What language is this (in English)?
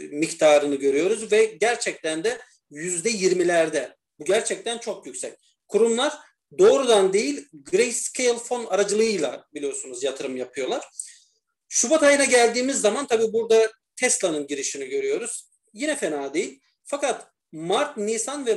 Turkish